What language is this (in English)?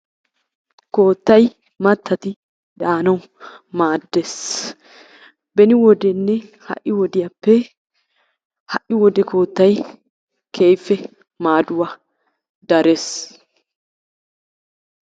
Wolaytta